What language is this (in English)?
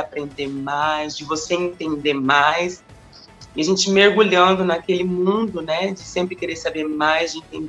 Portuguese